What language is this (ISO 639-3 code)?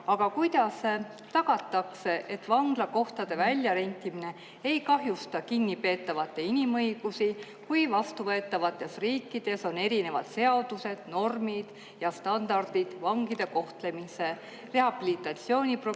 est